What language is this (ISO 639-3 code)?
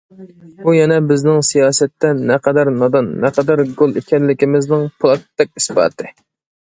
uig